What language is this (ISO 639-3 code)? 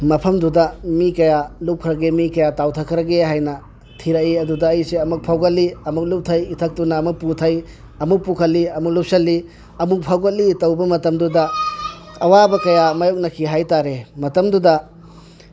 mni